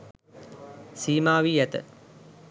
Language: Sinhala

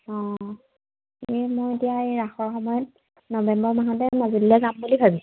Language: Assamese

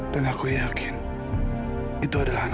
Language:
Indonesian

